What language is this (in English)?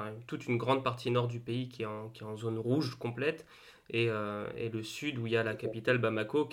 French